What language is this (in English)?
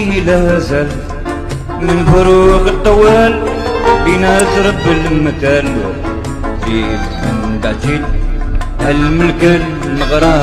Arabic